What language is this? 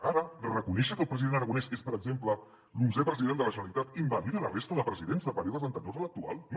Catalan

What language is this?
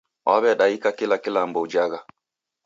Taita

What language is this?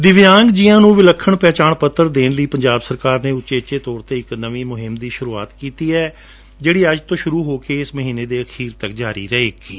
Punjabi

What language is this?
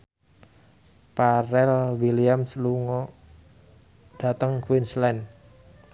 Javanese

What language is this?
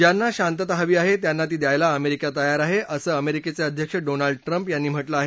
Marathi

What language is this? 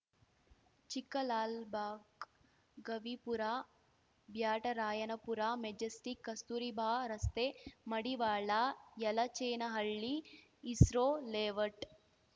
Kannada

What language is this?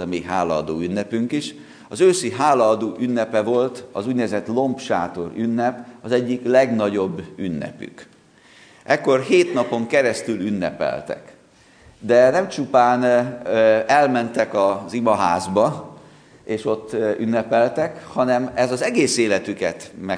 Hungarian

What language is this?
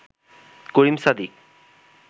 Bangla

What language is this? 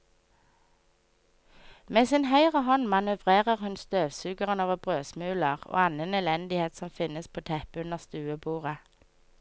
Norwegian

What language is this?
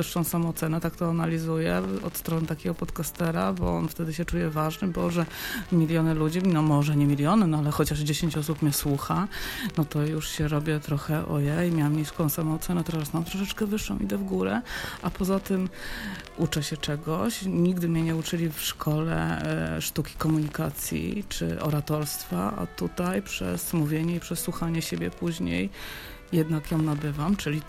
Polish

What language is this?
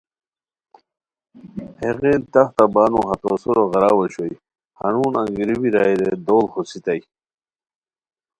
Khowar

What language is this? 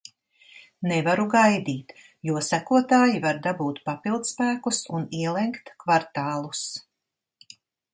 Latvian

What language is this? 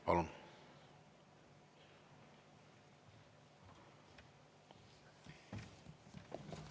Estonian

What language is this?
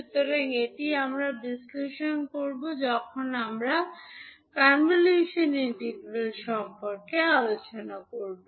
Bangla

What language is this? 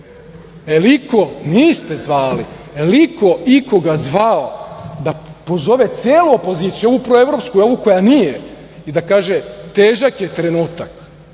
Serbian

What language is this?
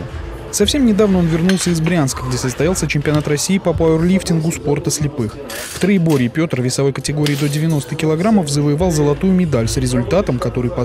Russian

